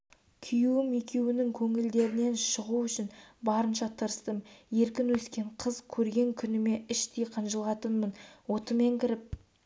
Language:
Kazakh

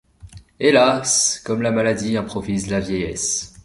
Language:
French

